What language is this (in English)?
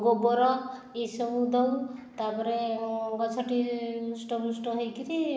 Odia